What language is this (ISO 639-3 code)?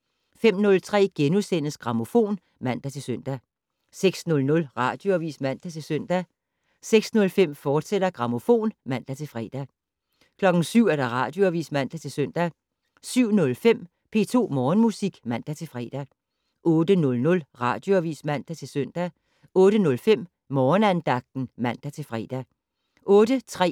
dan